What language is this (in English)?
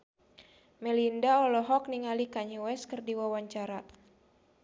Sundanese